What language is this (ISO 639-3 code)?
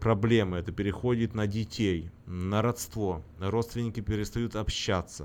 rus